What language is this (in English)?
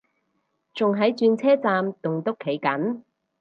Cantonese